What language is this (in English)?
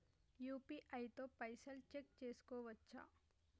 Telugu